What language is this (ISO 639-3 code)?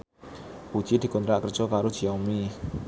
jav